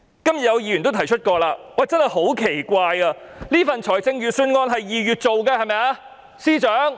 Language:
Cantonese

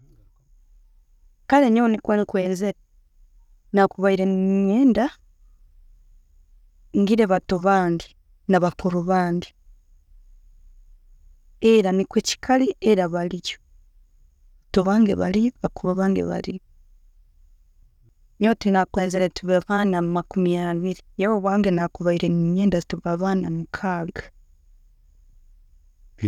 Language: Tooro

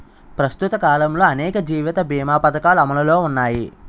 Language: Telugu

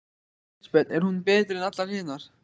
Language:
Icelandic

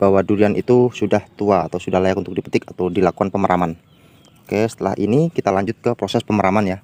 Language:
Indonesian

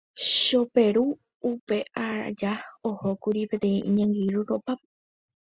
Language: Guarani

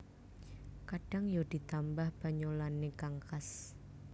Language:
Javanese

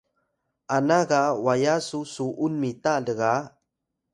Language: Atayal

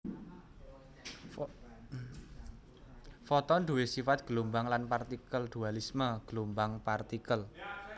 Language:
Javanese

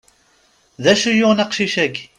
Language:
Kabyle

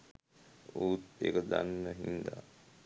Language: Sinhala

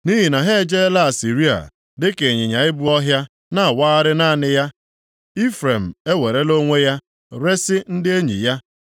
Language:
Igbo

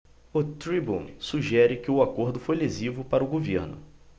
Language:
Portuguese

